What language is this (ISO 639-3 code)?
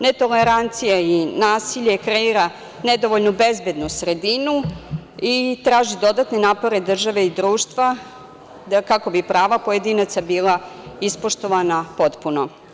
srp